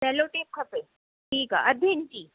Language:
Sindhi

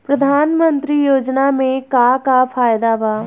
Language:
Bhojpuri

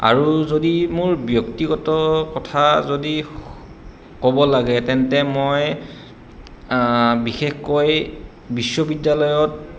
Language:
Assamese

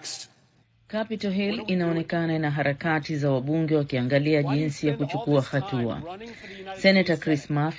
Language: Swahili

